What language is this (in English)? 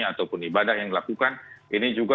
Indonesian